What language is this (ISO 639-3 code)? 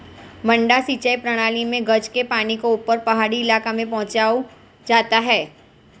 hin